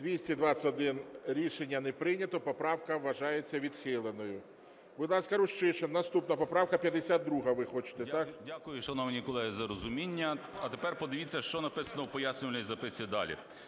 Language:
Ukrainian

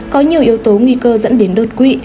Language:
Vietnamese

